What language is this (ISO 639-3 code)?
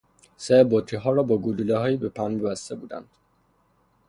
fas